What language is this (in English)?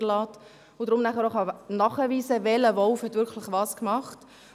Swiss German